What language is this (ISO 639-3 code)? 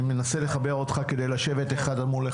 heb